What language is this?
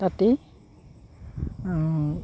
Assamese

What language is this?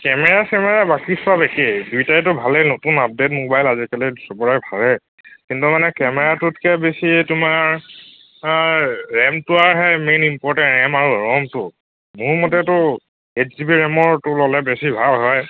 Assamese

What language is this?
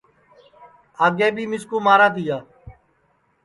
Sansi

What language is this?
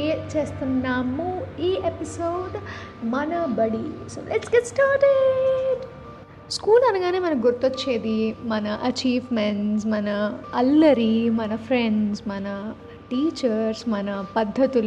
Telugu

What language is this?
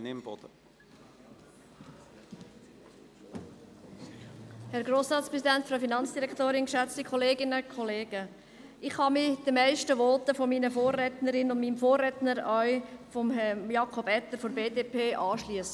Swiss German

